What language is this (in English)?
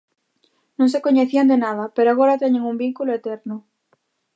Galician